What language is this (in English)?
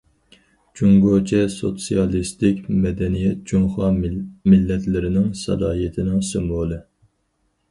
Uyghur